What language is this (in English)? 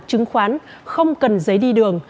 Vietnamese